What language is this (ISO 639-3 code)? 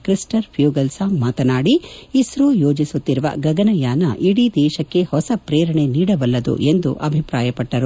kan